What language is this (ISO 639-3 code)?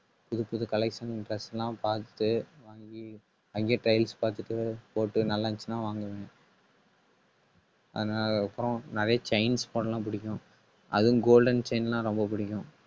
tam